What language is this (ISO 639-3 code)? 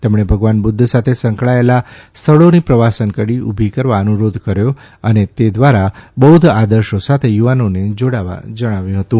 guj